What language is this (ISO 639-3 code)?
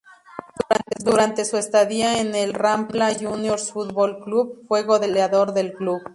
spa